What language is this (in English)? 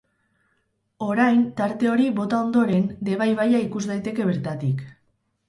Basque